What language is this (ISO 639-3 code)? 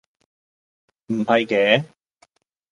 yue